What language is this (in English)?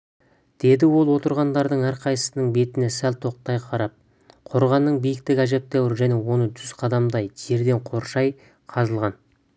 Kazakh